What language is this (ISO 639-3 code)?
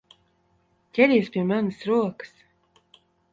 lav